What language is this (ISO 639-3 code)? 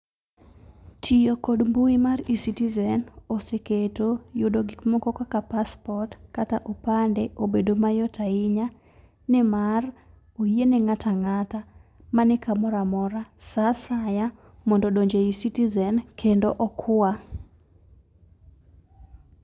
luo